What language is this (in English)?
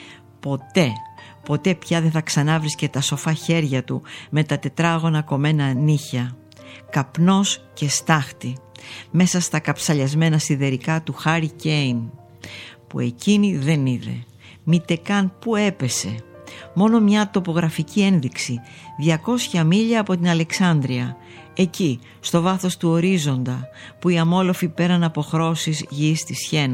Greek